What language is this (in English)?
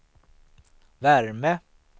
Swedish